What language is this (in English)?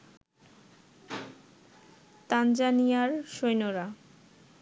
Bangla